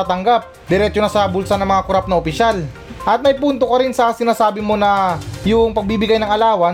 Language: Filipino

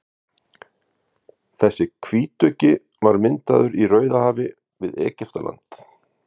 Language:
Icelandic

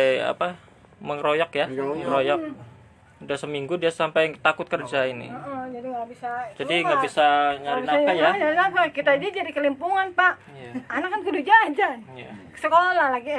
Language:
Indonesian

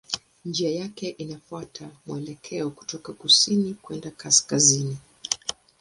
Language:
Swahili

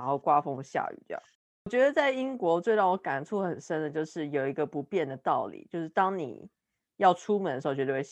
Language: Chinese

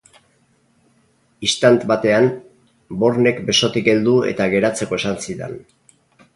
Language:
Basque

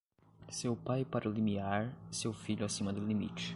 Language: Portuguese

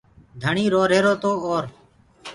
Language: Gurgula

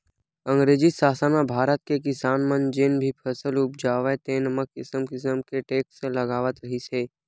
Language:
Chhattisgarhi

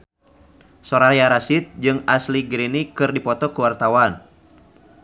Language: Sundanese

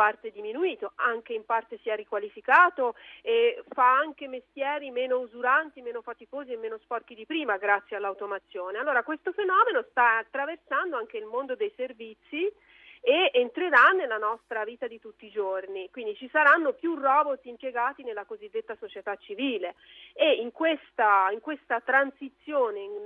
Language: Italian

